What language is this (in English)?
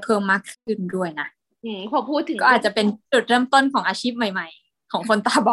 Thai